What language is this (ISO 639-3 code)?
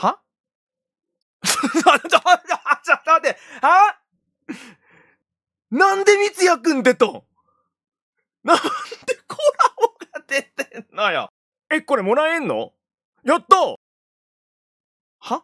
jpn